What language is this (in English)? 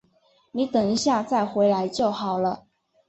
Chinese